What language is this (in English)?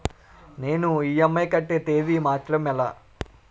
Telugu